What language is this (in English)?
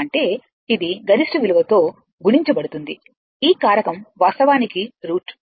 Telugu